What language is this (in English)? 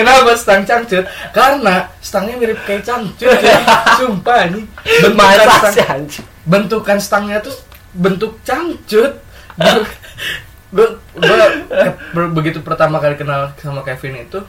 Indonesian